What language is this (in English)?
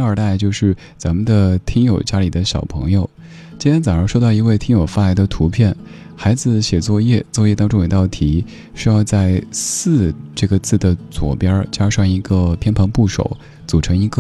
Chinese